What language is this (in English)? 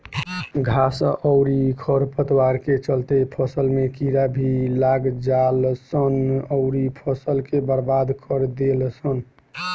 Bhojpuri